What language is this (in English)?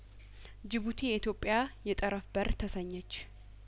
Amharic